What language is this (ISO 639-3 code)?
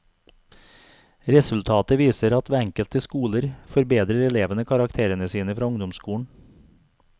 nor